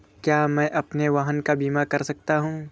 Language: Hindi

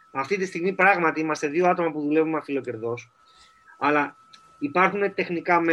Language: Greek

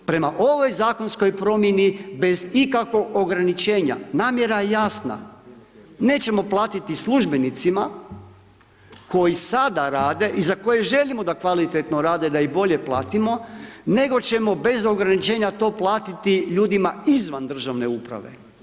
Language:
Croatian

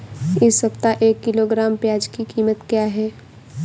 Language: Hindi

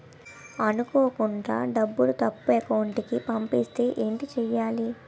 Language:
Telugu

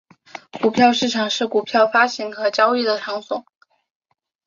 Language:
Chinese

